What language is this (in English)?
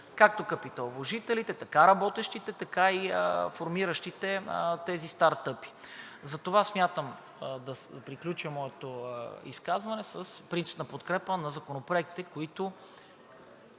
Bulgarian